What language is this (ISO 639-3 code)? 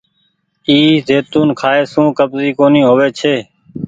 gig